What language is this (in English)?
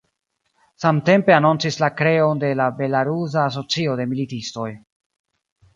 Esperanto